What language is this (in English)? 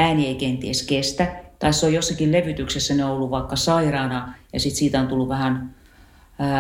Finnish